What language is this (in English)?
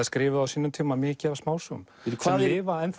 Icelandic